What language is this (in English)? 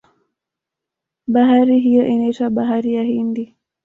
Swahili